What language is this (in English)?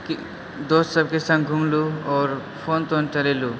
Maithili